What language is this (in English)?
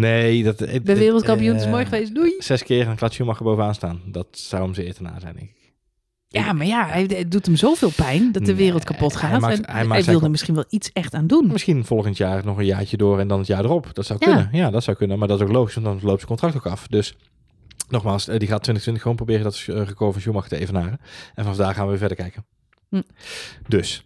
Dutch